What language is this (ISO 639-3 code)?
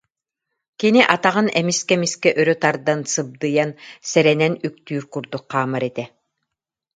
sah